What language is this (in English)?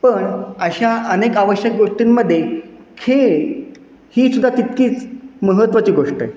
Marathi